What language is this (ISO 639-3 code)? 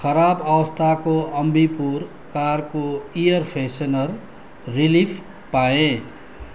nep